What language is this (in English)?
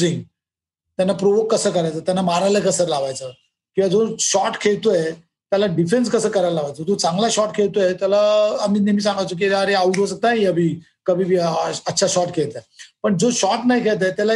Marathi